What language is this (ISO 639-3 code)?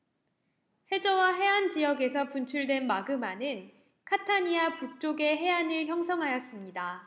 kor